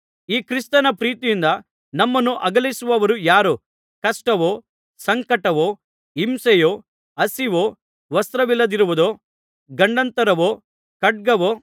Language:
Kannada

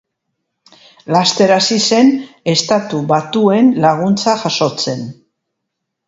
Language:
Basque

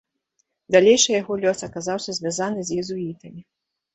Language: Belarusian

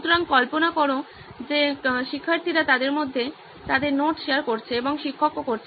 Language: Bangla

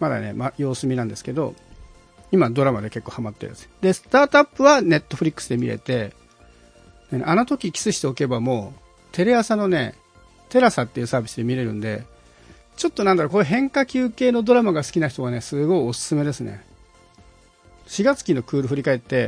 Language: Japanese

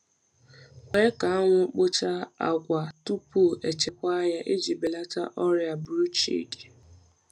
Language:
Igbo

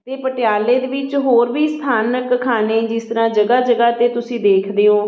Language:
Punjabi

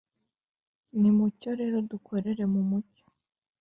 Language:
Kinyarwanda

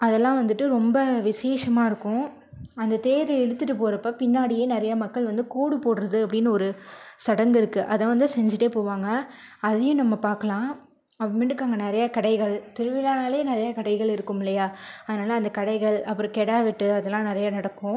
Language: Tamil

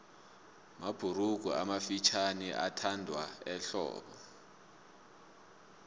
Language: South Ndebele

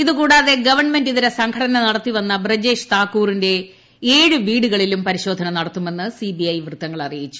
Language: Malayalam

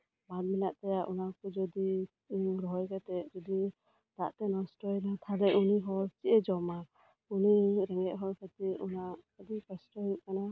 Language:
Santali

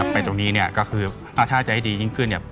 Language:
Thai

